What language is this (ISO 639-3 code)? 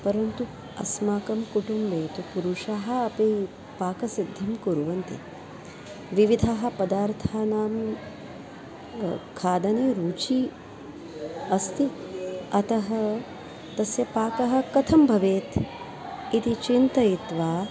san